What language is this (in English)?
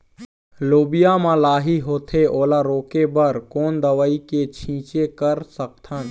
Chhattisgarhi